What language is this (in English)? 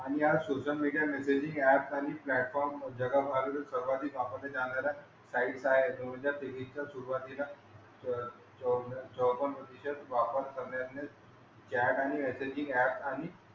Marathi